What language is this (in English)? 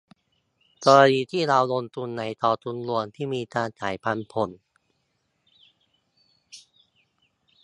Thai